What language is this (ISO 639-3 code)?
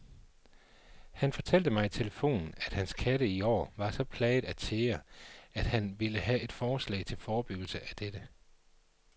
dan